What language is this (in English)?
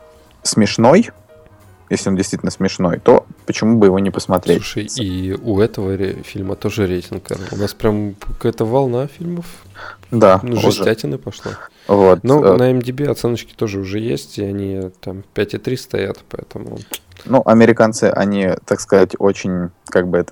Russian